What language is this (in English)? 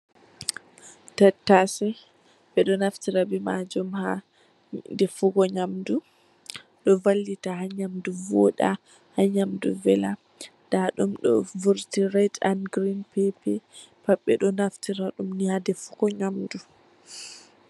Fula